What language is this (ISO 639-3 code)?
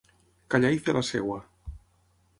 cat